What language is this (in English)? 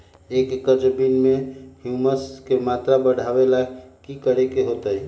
Magahi